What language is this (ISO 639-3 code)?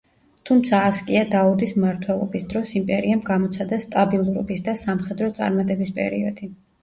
kat